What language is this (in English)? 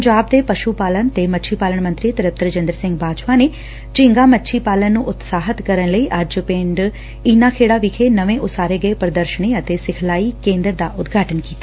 Punjabi